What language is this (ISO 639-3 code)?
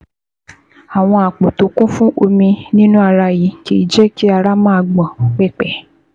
yor